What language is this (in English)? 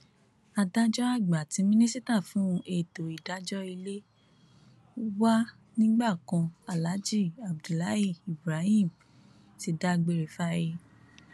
Yoruba